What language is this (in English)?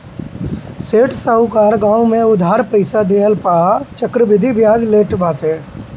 Bhojpuri